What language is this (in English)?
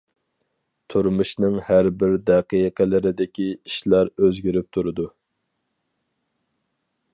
Uyghur